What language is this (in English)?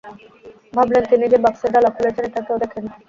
Bangla